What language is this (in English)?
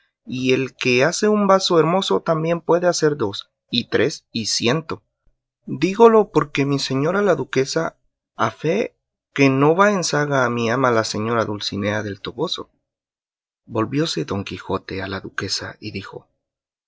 Spanish